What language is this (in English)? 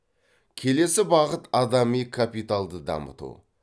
Kazakh